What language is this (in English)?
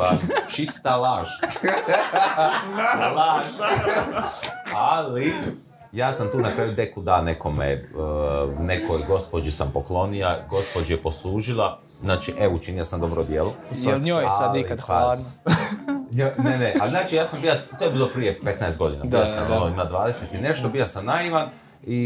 Croatian